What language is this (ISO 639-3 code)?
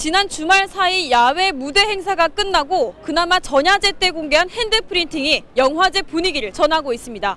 kor